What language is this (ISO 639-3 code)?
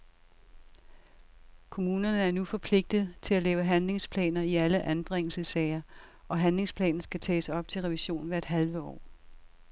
dan